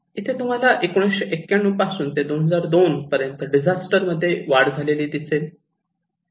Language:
Marathi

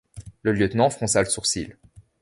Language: French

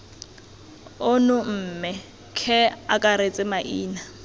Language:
Tswana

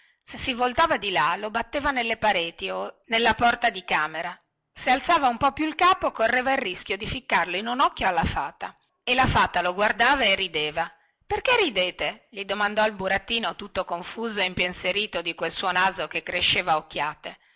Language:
Italian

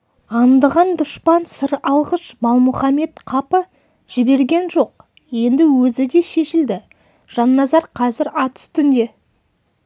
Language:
Kazakh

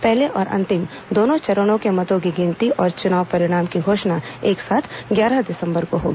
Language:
Hindi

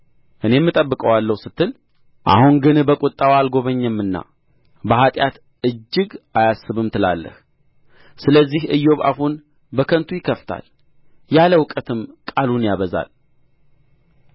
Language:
Amharic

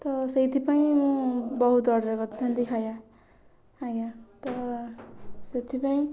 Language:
Odia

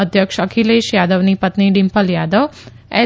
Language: Gujarati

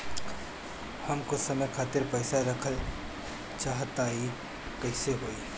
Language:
Bhojpuri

